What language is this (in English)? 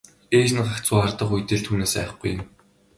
Mongolian